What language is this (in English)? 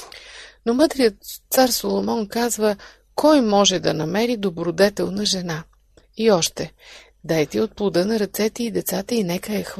Bulgarian